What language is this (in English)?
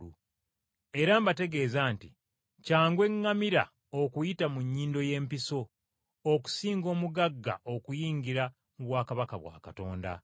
Ganda